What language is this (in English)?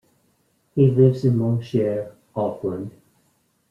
English